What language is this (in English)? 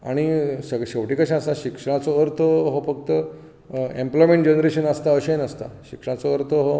Konkani